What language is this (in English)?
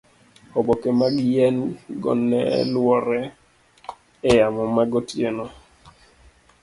Luo (Kenya and Tanzania)